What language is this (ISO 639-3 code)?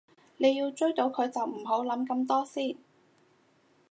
yue